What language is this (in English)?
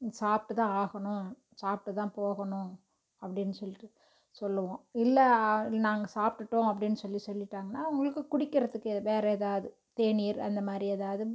Tamil